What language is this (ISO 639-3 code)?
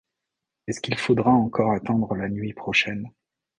fra